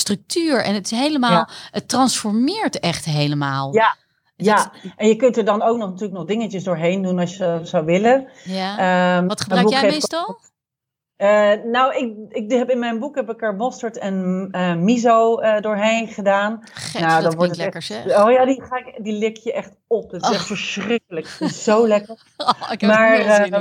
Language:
Dutch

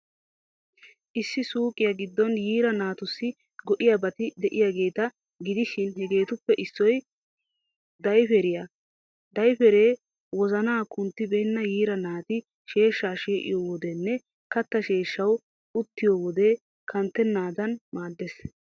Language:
Wolaytta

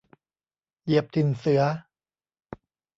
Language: Thai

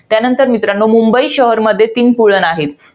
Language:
Marathi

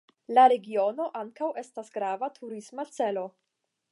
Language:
Esperanto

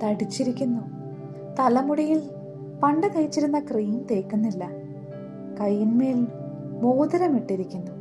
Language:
Malayalam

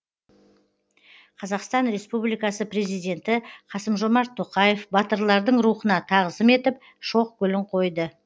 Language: Kazakh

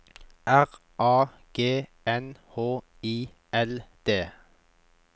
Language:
Norwegian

